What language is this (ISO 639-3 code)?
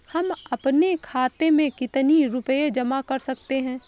hin